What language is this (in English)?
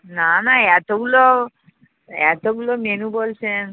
Bangla